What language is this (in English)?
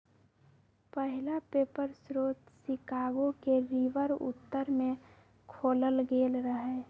Magahi